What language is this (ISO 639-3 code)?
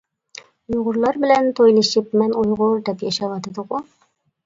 uig